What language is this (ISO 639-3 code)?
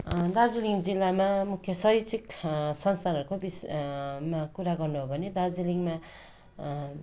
nep